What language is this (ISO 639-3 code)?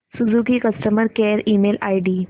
mar